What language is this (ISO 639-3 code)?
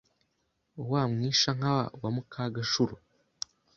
kin